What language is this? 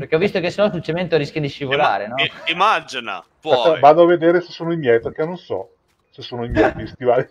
Italian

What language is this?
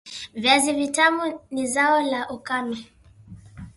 Swahili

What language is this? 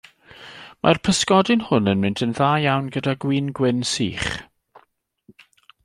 Welsh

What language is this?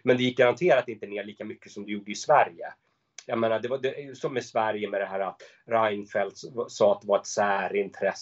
Swedish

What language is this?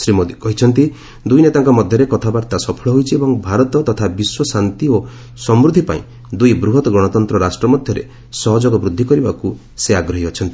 Odia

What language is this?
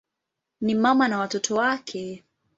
Swahili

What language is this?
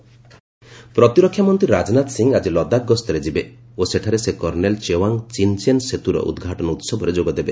Odia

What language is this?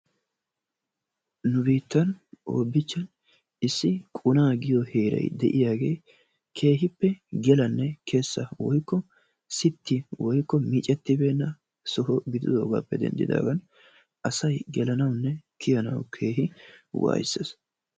Wolaytta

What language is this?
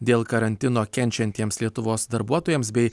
Lithuanian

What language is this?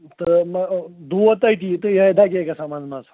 Kashmiri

